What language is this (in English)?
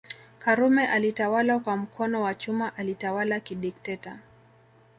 Swahili